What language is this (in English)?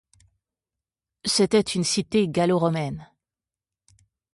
French